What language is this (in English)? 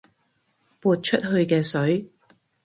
Cantonese